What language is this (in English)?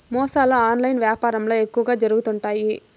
Telugu